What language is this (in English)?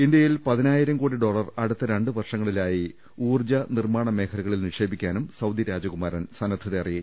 Malayalam